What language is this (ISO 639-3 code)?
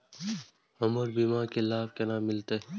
mai